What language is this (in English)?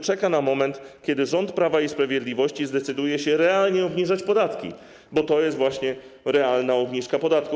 Polish